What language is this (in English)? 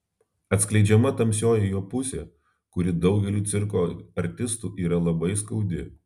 Lithuanian